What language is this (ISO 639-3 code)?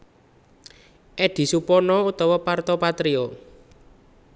jav